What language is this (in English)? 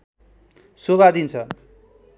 Nepali